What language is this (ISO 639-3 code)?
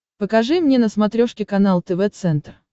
rus